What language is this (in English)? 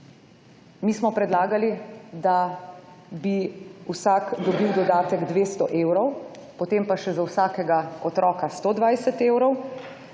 Slovenian